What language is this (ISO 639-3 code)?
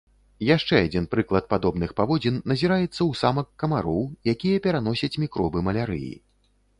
bel